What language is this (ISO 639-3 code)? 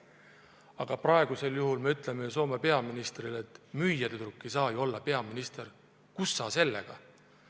est